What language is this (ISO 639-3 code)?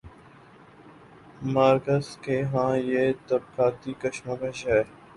urd